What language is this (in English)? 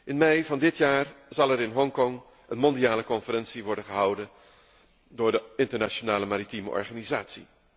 Dutch